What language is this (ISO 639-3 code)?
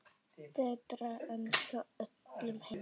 isl